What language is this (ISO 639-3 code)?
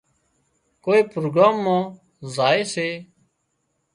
kxp